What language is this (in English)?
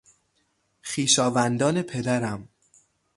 Persian